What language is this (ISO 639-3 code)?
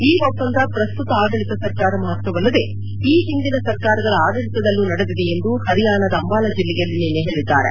kan